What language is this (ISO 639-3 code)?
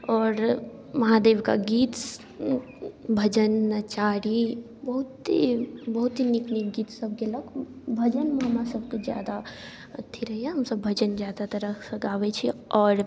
mai